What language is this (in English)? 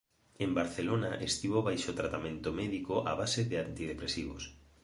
Galician